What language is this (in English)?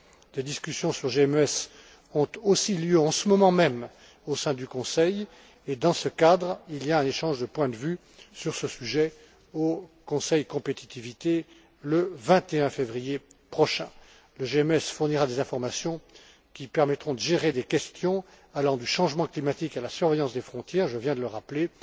French